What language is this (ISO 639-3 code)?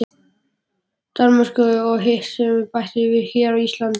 isl